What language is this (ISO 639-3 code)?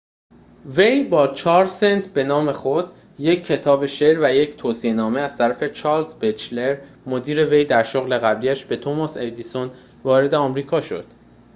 fas